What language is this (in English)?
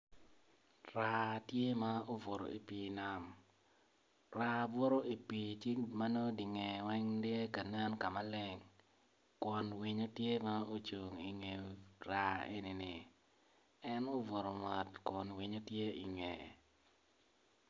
Acoli